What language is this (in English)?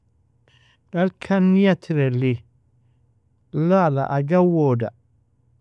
Nobiin